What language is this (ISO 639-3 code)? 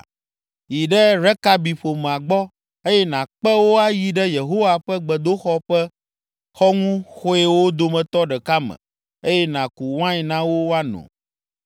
ewe